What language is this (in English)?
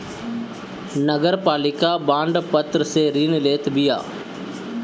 Bhojpuri